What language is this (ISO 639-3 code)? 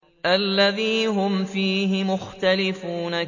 ara